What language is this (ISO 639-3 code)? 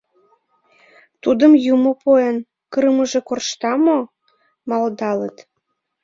chm